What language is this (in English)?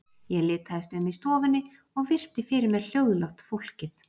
Icelandic